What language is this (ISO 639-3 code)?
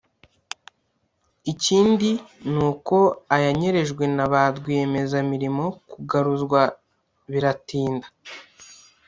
kin